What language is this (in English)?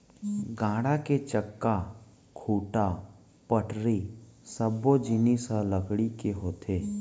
Chhattisgarhi